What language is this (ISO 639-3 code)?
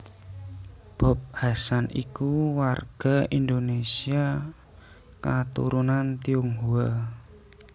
jav